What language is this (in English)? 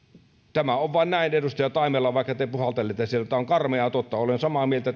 Finnish